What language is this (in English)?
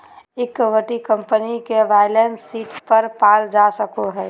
Magahi